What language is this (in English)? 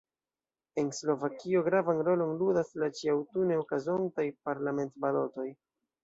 Esperanto